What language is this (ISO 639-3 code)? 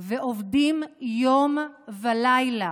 heb